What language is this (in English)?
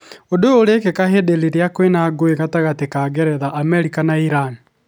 Kikuyu